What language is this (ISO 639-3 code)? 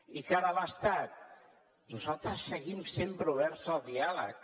cat